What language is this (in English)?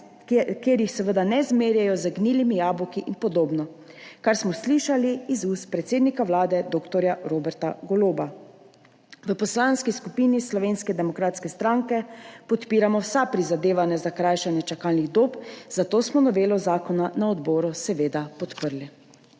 Slovenian